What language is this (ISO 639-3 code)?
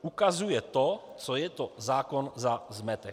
ces